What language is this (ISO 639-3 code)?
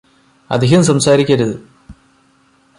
mal